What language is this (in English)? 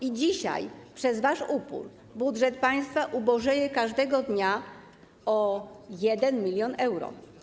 Polish